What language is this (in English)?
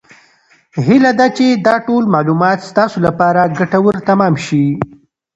Pashto